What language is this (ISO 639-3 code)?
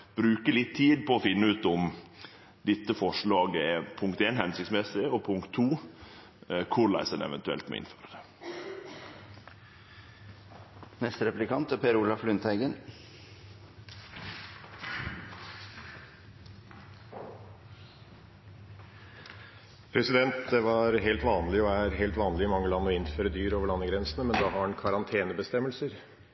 nor